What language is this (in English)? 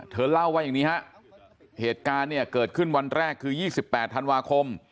Thai